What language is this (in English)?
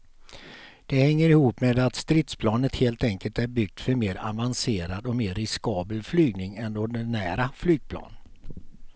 Swedish